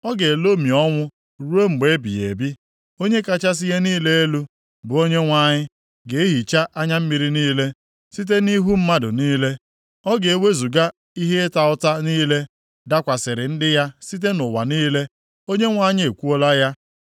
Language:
Igbo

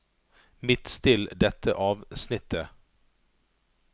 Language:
Norwegian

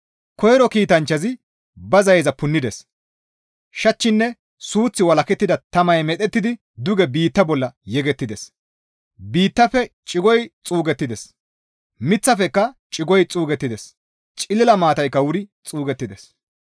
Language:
Gamo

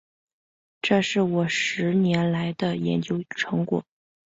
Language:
Chinese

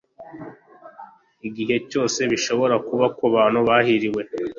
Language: Kinyarwanda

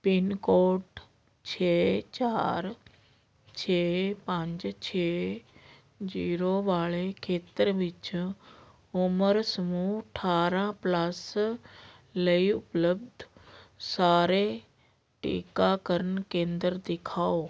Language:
Punjabi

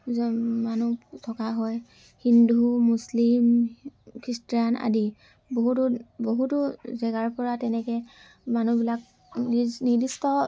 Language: Assamese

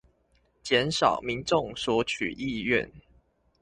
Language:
Chinese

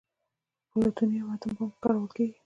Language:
Pashto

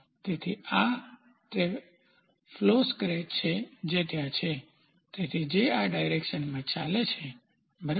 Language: Gujarati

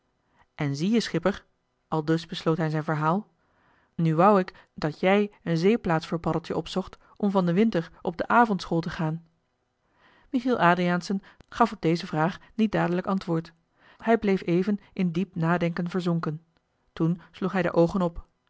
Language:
Dutch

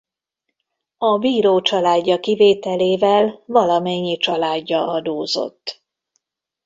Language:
Hungarian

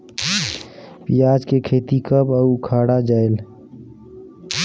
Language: Chhattisgarhi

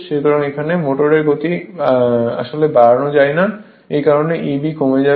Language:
Bangla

